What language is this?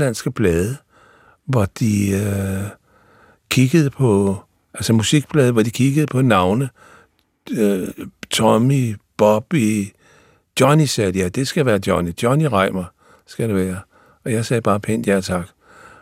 Danish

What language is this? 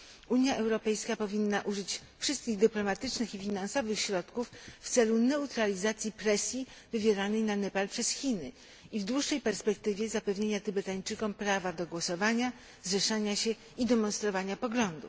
Polish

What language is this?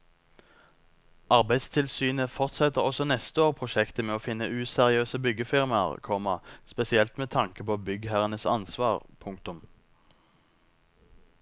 Norwegian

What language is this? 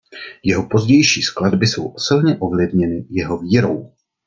Czech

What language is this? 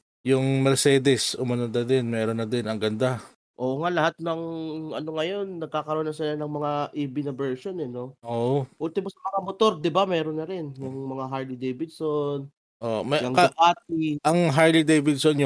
Filipino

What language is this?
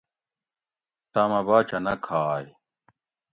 Gawri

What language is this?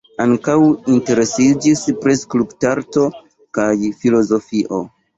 Esperanto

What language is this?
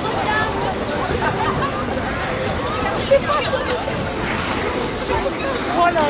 French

